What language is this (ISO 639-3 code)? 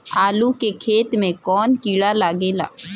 bho